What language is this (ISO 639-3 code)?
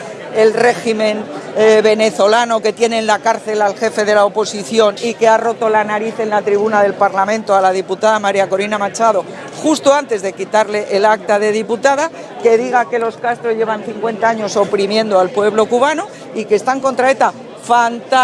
spa